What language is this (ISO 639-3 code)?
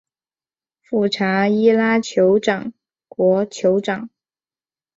zho